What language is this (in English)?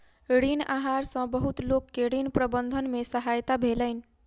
Maithili